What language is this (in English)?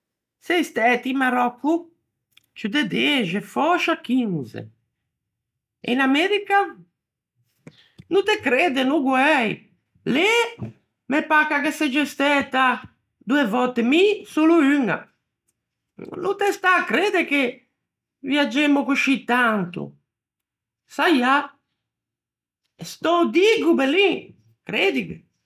Ligurian